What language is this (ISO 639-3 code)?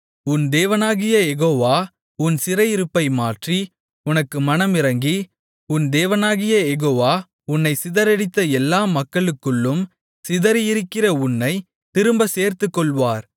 tam